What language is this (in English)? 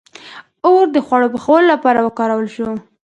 Pashto